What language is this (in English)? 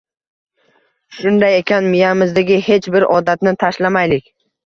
Uzbek